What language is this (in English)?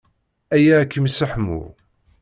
Kabyle